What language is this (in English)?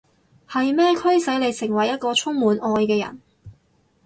Cantonese